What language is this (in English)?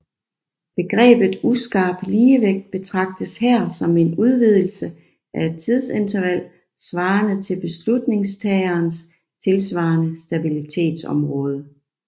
Danish